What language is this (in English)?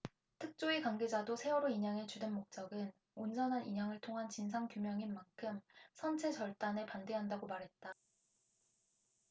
Korean